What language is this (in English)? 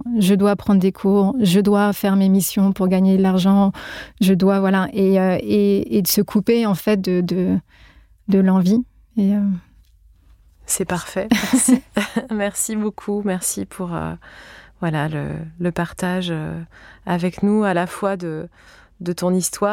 French